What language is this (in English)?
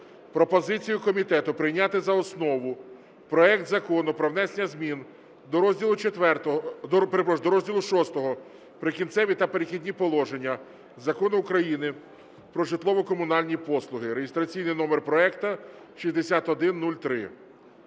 Ukrainian